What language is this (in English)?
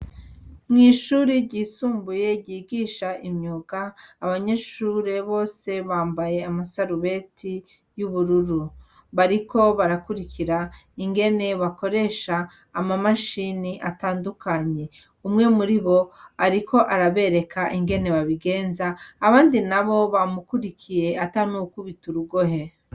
Rundi